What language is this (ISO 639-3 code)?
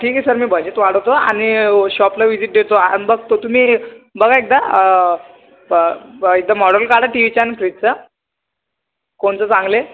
mar